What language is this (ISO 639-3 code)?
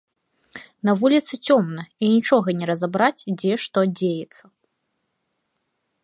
bel